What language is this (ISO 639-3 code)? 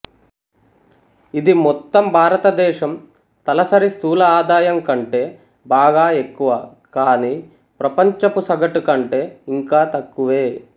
tel